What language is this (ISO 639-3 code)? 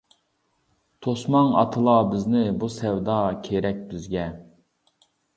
uig